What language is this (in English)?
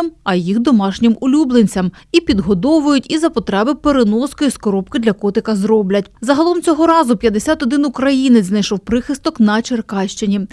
Ukrainian